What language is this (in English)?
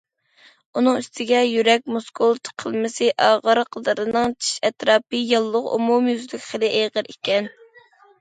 Uyghur